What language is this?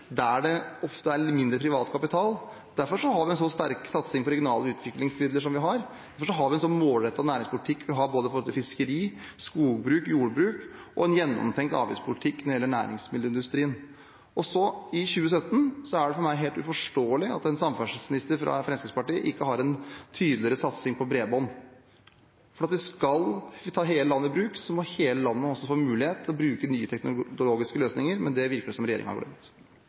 Norwegian Bokmål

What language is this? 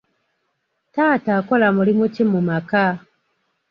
Ganda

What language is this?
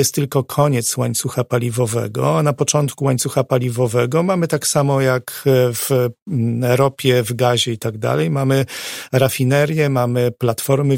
Polish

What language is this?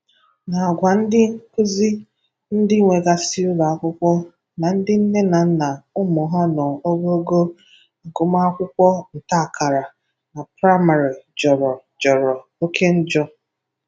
Igbo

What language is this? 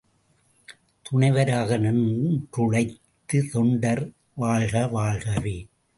Tamil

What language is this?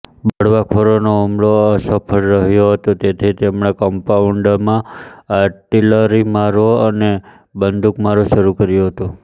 Gujarati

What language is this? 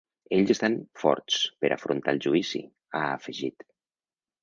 Catalan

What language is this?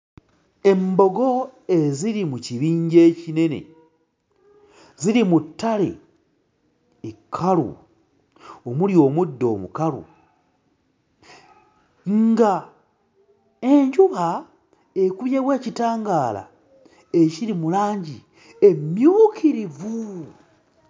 Ganda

